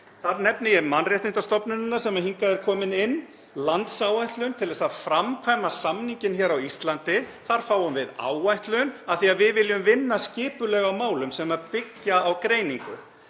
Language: Icelandic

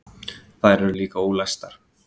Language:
Icelandic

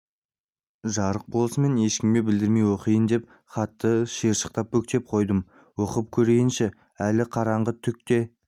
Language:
Kazakh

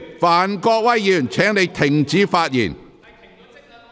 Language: Cantonese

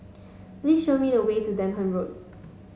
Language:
English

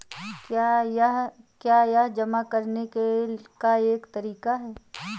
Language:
Hindi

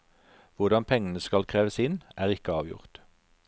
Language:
Norwegian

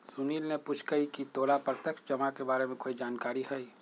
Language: Magahi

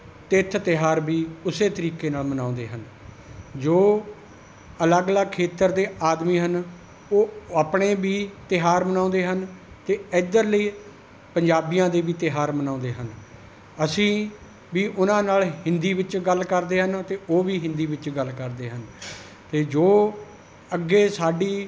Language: Punjabi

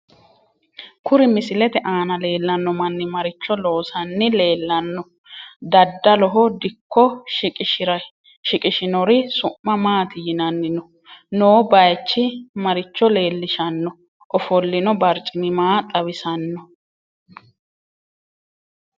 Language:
Sidamo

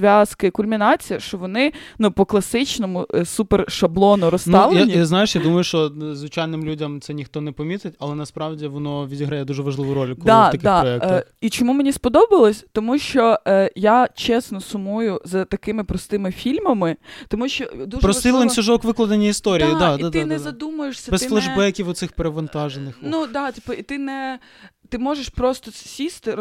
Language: Ukrainian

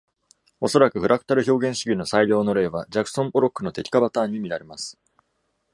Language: Japanese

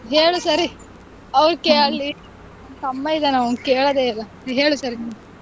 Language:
Kannada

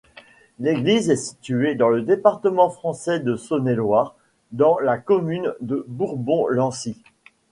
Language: French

